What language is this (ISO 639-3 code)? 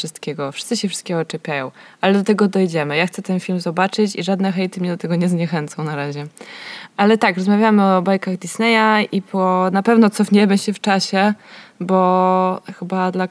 pol